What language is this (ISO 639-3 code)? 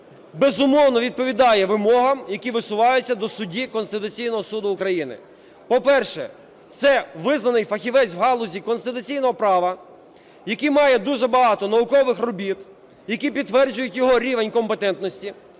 ukr